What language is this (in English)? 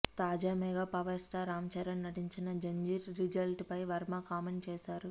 Telugu